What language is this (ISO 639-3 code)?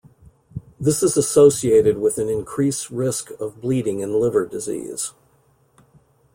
eng